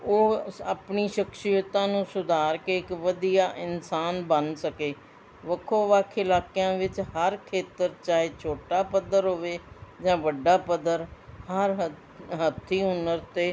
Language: Punjabi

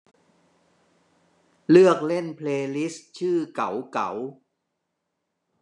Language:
Thai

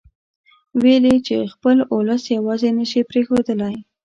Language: Pashto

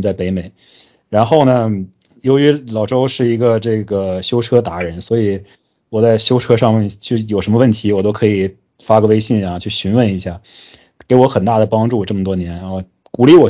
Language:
Chinese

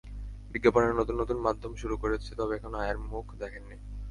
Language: Bangla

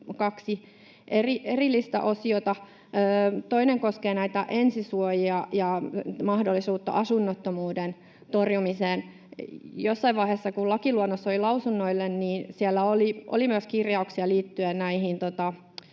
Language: Finnish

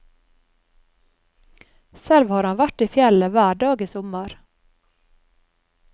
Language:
Norwegian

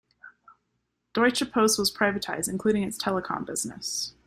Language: English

